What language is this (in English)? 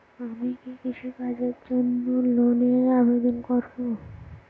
Bangla